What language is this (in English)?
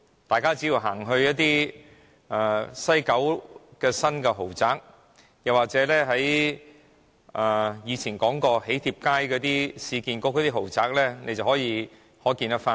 Cantonese